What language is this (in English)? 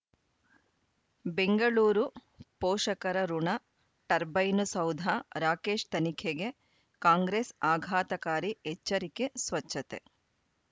Kannada